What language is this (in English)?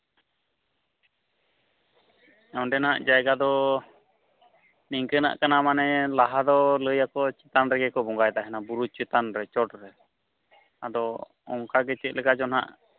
Santali